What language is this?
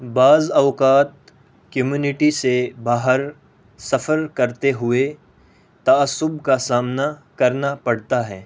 Urdu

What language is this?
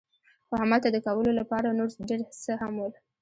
Pashto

